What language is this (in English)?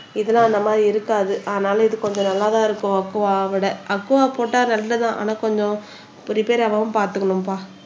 Tamil